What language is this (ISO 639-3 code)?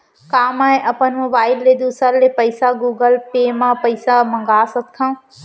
hne